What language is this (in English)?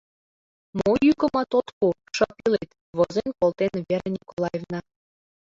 Mari